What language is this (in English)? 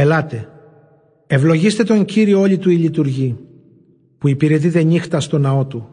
Greek